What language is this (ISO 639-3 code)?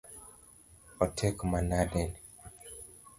luo